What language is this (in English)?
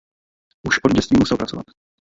Czech